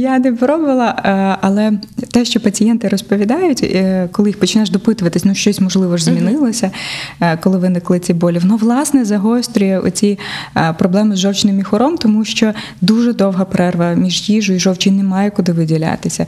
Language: Ukrainian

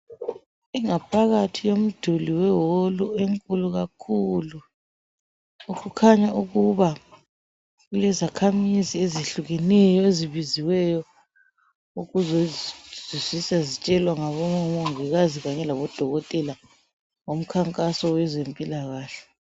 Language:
North Ndebele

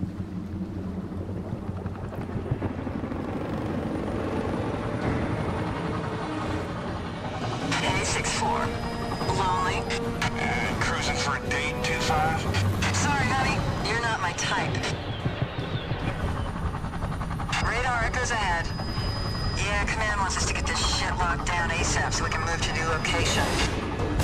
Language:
English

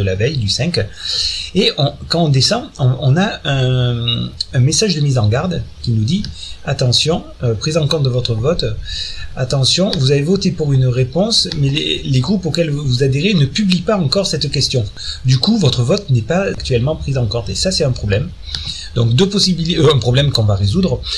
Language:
French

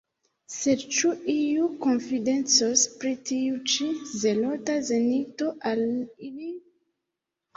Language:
Esperanto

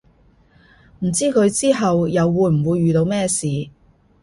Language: Cantonese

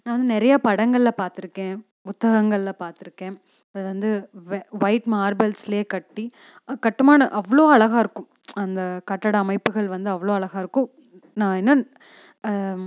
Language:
Tamil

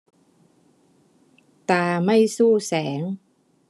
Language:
Thai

